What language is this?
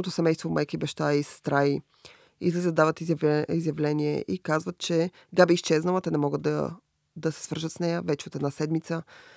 Bulgarian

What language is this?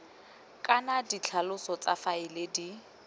Tswana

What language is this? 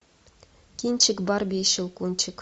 Russian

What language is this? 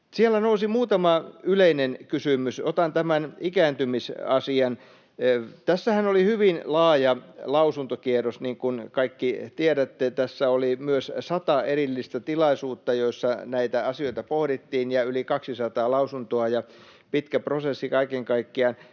Finnish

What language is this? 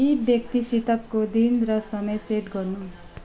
Nepali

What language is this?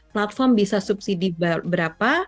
Indonesian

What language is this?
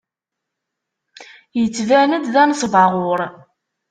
Kabyle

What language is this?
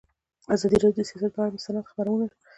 Pashto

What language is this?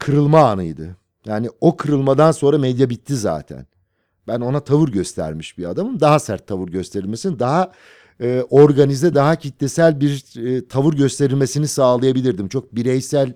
Turkish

